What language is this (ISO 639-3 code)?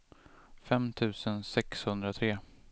swe